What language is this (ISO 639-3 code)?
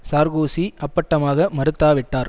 tam